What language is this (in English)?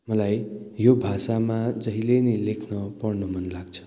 Nepali